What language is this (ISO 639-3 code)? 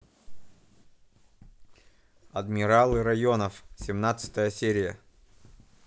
rus